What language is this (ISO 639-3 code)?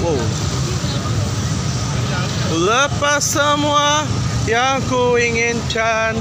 ind